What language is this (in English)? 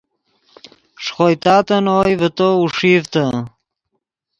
Yidgha